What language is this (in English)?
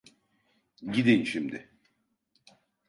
Turkish